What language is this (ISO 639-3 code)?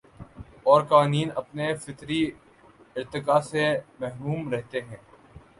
urd